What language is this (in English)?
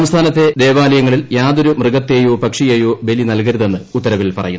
Malayalam